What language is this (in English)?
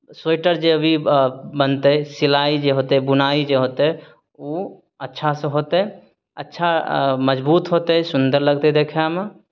Maithili